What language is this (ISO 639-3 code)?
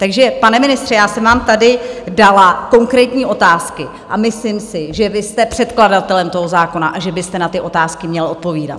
ces